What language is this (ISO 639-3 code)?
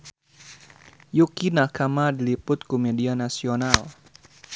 sun